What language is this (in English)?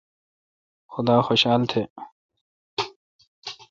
Kalkoti